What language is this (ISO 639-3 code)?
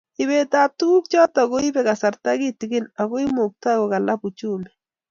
kln